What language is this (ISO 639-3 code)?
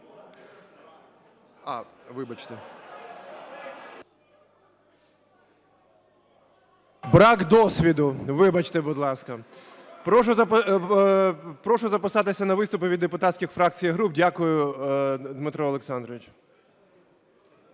ukr